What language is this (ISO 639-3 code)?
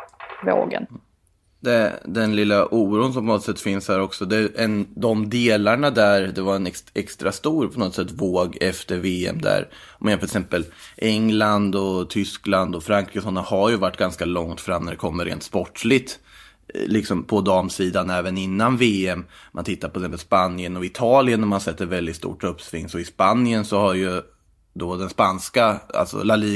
swe